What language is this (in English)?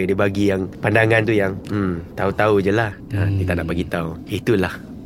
Malay